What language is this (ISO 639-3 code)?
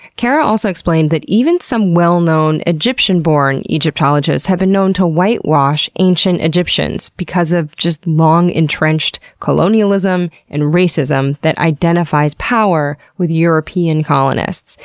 eng